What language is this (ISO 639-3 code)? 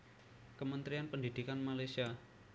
jav